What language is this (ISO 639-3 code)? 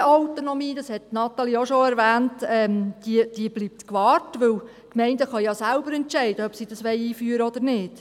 gsw